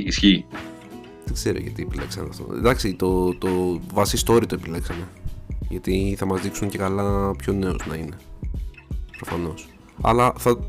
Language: Greek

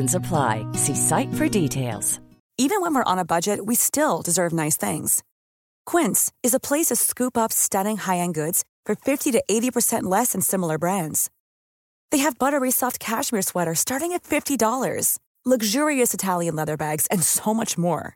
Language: Swedish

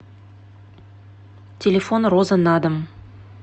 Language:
Russian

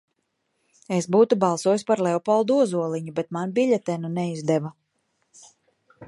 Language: Latvian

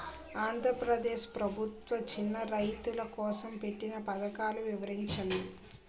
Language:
Telugu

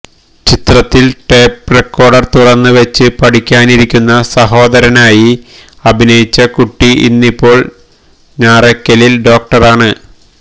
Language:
Malayalam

